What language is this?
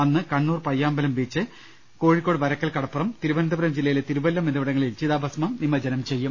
Malayalam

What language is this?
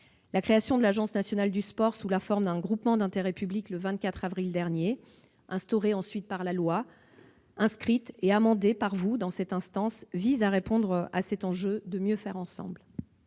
French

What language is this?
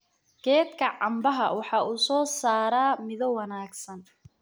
Somali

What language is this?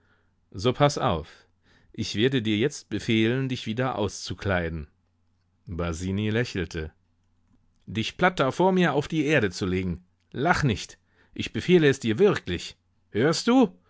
German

